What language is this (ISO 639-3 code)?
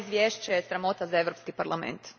hrv